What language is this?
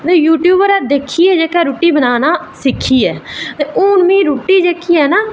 Dogri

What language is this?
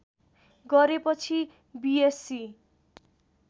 Nepali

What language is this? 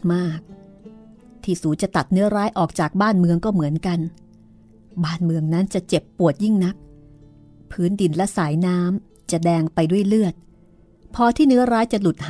Thai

